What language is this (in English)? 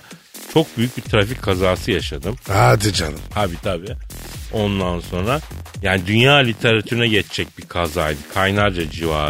Turkish